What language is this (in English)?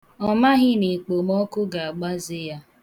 Igbo